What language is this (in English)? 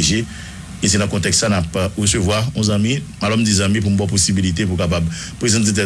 French